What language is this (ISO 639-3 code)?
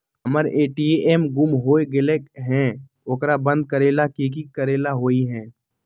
mag